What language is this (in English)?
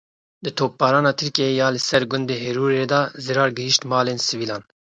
Kurdish